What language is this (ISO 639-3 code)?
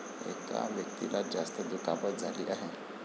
mar